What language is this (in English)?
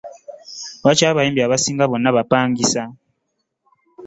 Ganda